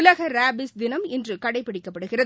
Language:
Tamil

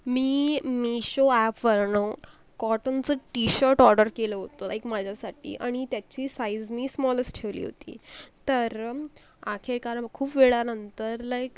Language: Marathi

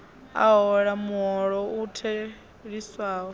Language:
Venda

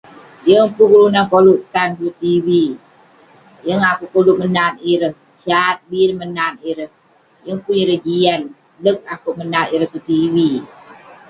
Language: Western Penan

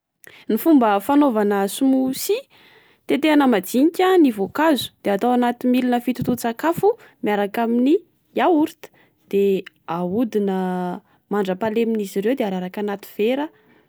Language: Malagasy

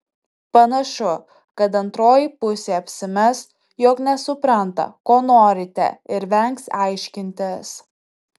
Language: Lithuanian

